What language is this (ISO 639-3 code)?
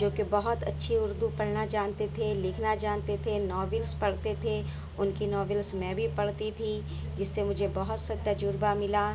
urd